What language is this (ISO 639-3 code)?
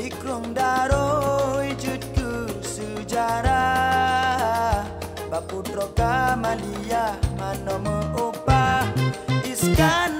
msa